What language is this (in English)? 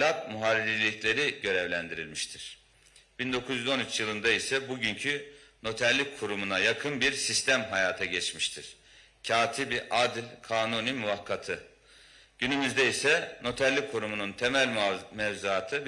Turkish